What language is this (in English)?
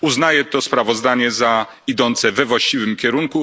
Polish